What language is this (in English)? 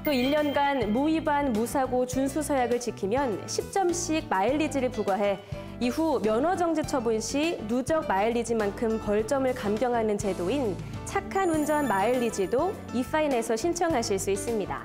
Korean